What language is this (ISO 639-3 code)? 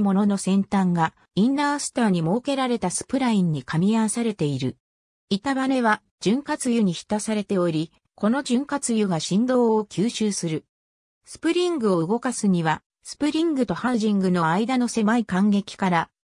jpn